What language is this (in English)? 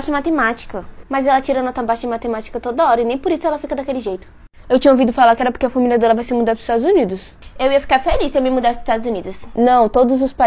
Portuguese